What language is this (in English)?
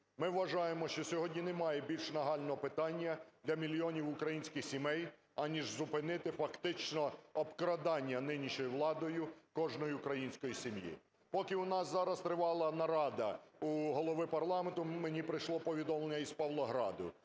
Ukrainian